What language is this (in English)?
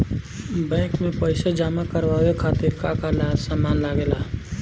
Bhojpuri